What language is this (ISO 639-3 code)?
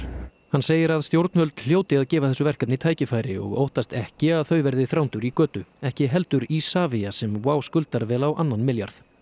isl